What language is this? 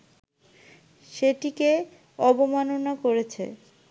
Bangla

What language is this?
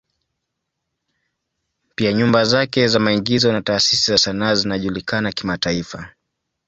Swahili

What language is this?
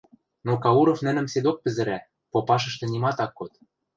Western Mari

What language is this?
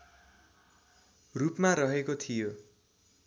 Nepali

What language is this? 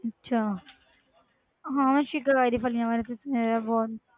Punjabi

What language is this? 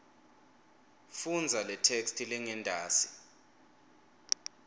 Swati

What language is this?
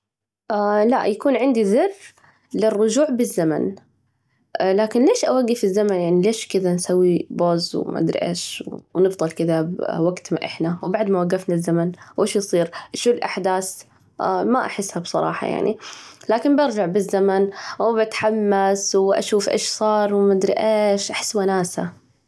Najdi Arabic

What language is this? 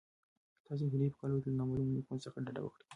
Pashto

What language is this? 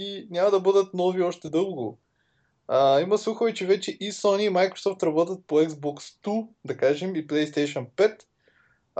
Bulgarian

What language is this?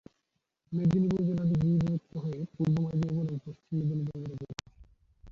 Bangla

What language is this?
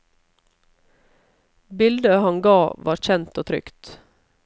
Norwegian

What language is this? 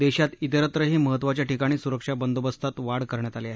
Marathi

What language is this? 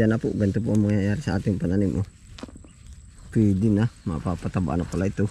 Filipino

